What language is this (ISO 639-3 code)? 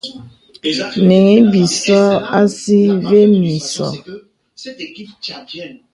beb